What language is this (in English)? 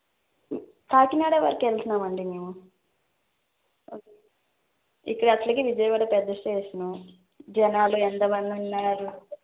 Telugu